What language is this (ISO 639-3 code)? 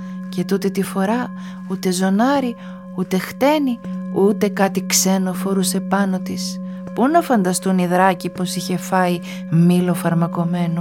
ell